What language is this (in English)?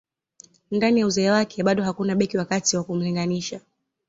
Swahili